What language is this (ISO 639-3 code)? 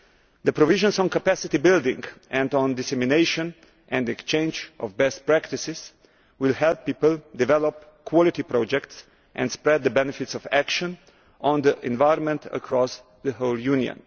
eng